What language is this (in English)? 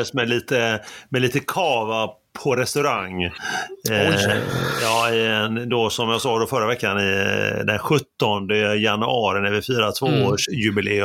Swedish